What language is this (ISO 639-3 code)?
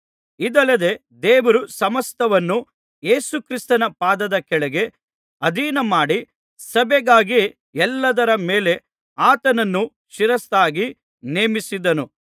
kan